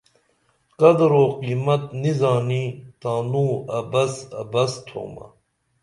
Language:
Dameli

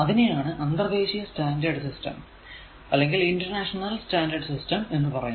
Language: Malayalam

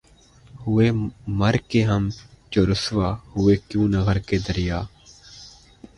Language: Urdu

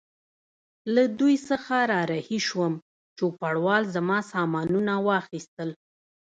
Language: Pashto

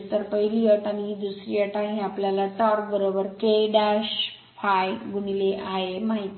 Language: Marathi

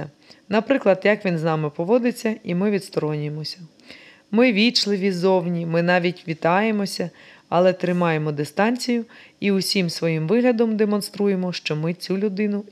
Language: Ukrainian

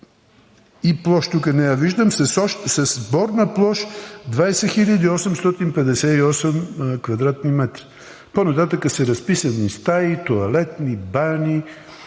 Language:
Bulgarian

